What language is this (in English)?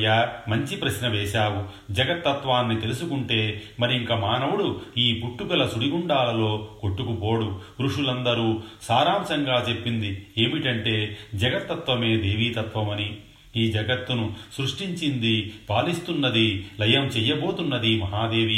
Telugu